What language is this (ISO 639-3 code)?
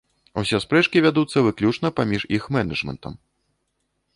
bel